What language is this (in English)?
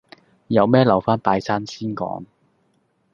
Cantonese